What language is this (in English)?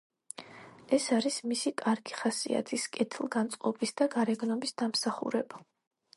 Georgian